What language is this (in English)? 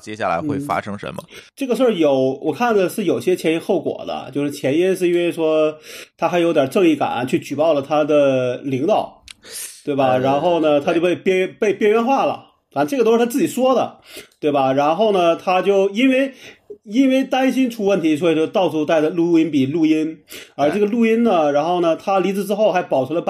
Chinese